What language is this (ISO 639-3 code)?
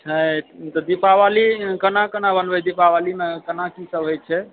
mai